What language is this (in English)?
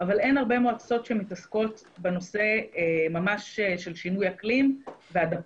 Hebrew